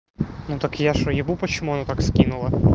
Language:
Russian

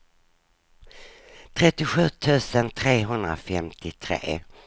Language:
Swedish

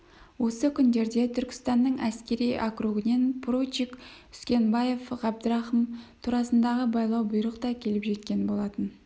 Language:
Kazakh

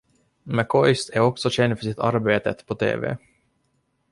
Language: Swedish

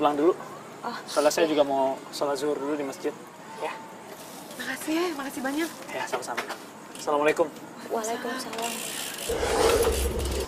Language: Indonesian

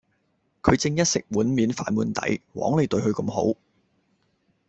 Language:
Cantonese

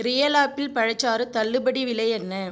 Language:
Tamil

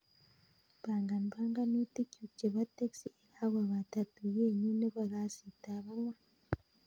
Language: Kalenjin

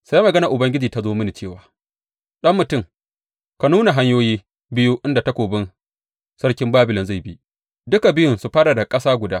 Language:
Hausa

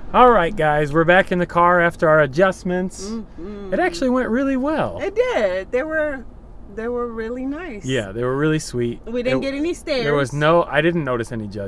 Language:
English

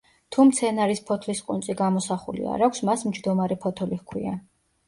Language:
Georgian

